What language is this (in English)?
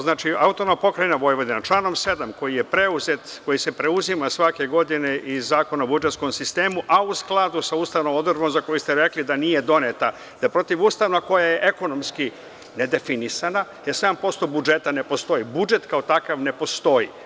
Serbian